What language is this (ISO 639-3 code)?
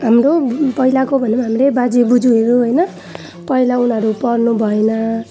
nep